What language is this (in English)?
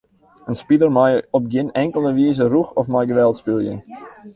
Western Frisian